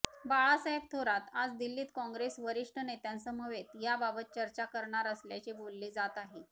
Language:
Marathi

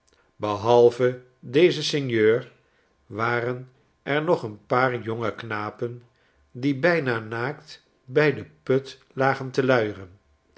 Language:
Dutch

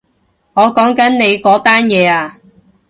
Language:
Cantonese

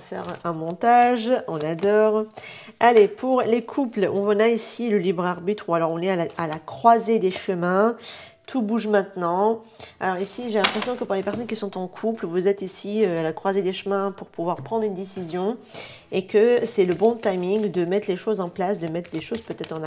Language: French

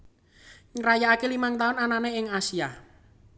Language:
Javanese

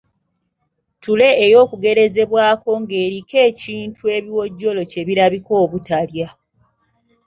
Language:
Ganda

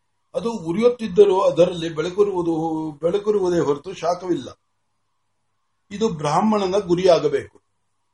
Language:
Marathi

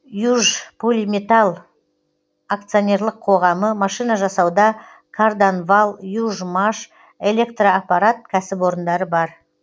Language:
Kazakh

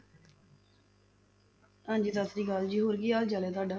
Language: Punjabi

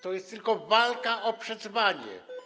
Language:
Polish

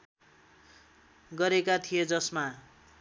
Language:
Nepali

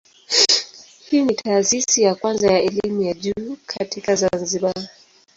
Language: Swahili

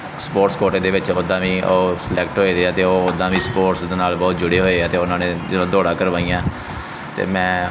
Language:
Punjabi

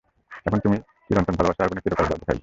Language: Bangla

